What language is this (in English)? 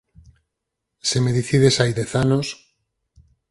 Galician